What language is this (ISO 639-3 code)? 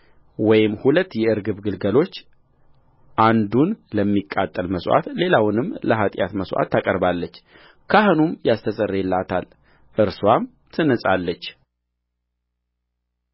amh